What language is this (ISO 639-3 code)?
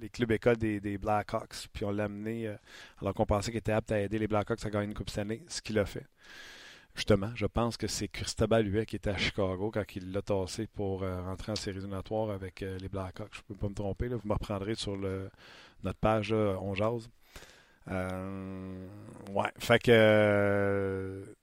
fra